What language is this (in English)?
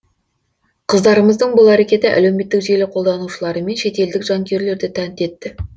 Kazakh